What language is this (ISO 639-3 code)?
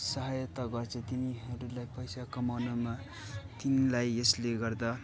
nep